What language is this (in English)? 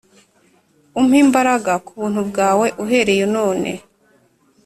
Kinyarwanda